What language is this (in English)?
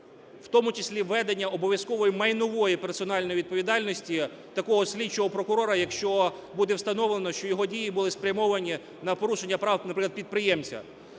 Ukrainian